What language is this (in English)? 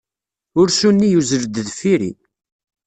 Kabyle